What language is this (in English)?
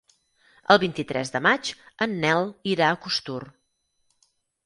Catalan